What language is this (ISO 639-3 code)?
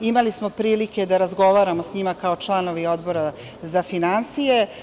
srp